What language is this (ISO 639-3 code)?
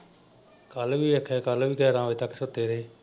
pan